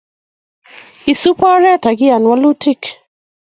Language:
Kalenjin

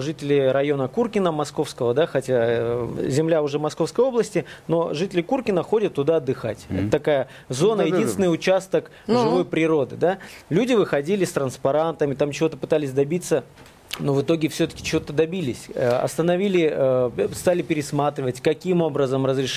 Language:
Russian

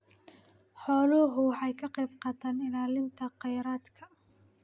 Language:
Somali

